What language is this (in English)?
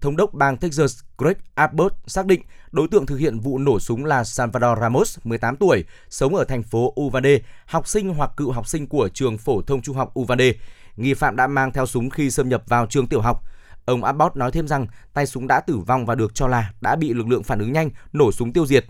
Vietnamese